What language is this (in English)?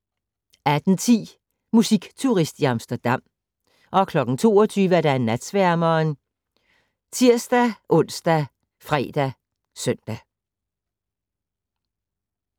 Danish